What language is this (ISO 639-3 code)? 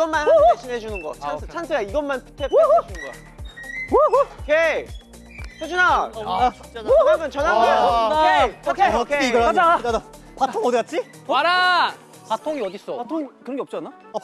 kor